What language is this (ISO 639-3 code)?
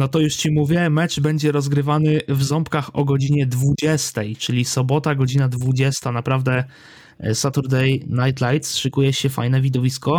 pol